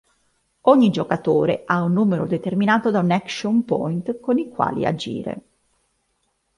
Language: Italian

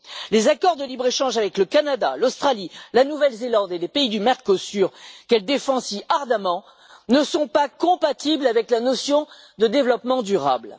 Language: French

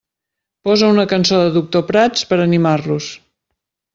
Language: Catalan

